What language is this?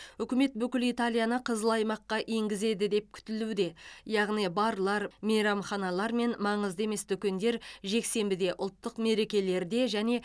Kazakh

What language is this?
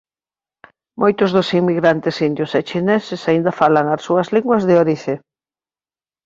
Galician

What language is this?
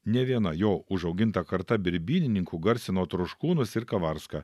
Lithuanian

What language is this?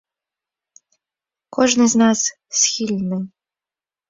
Belarusian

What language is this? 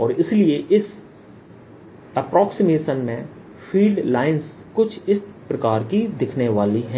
Hindi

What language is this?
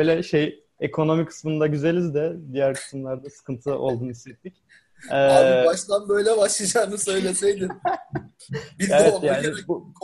Turkish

